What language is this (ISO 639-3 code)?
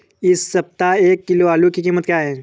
hin